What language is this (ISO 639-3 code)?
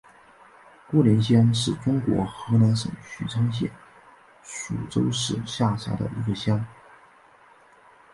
zho